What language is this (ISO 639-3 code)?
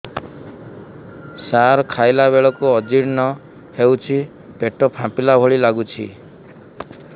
ori